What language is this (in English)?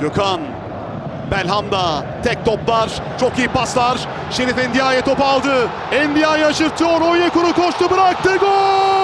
Turkish